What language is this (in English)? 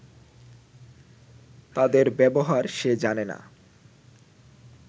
Bangla